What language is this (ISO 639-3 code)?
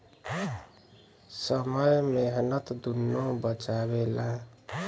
bho